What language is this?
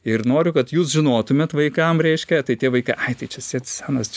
Lithuanian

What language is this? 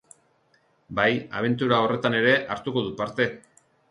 Basque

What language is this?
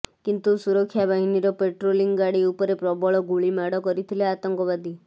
Odia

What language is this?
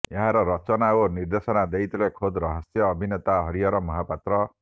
Odia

